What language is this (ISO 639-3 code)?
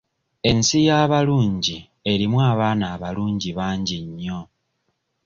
lug